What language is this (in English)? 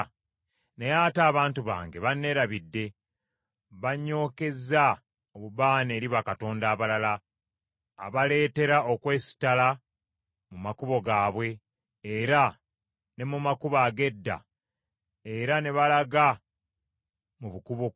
Ganda